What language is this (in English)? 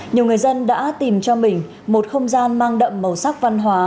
Vietnamese